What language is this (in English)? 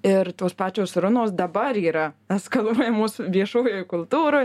Lithuanian